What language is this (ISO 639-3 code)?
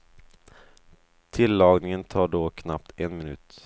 swe